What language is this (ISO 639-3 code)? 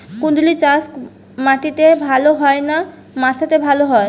ben